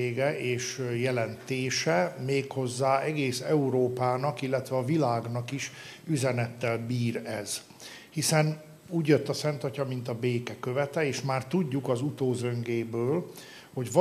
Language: Hungarian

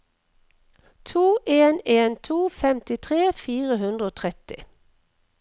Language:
Norwegian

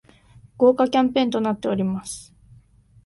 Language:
Japanese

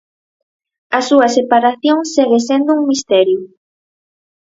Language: Galician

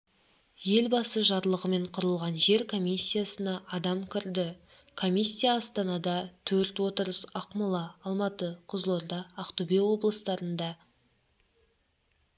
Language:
Kazakh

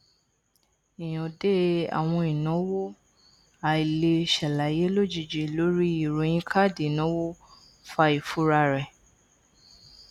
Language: Yoruba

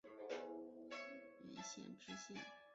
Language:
Chinese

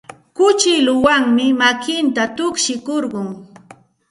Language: Santa Ana de Tusi Pasco Quechua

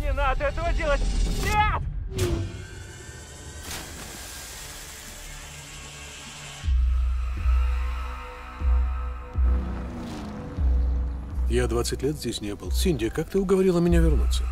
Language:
Russian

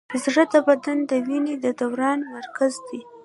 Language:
Pashto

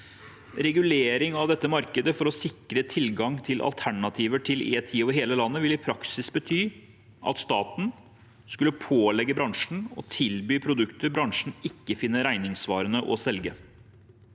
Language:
Norwegian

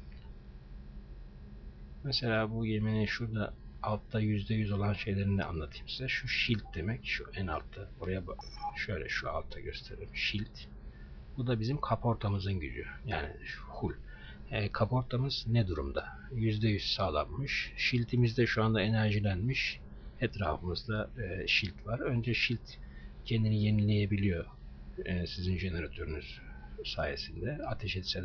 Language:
Turkish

